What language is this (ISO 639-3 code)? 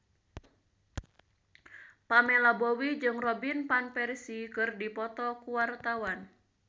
sun